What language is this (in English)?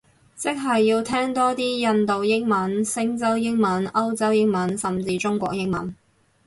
Cantonese